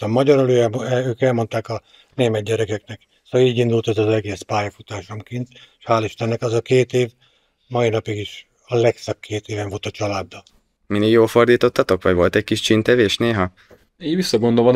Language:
Hungarian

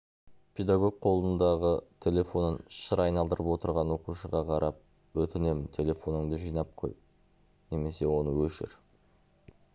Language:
Kazakh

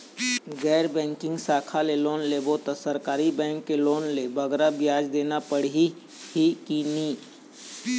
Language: Chhattisgarhi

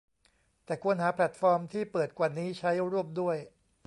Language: Thai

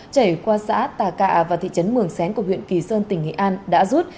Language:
Vietnamese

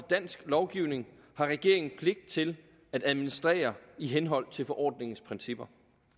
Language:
Danish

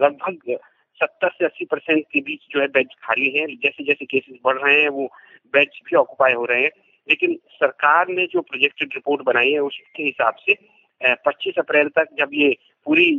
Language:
Hindi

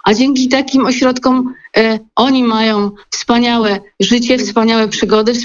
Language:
Polish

